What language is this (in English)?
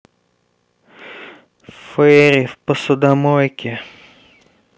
Russian